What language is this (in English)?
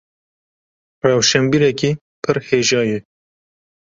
Kurdish